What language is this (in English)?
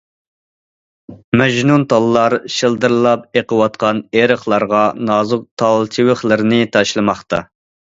Uyghur